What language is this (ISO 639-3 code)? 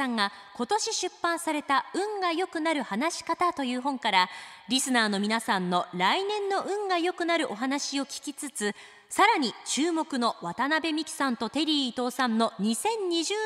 jpn